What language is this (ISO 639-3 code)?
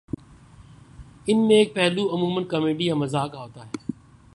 urd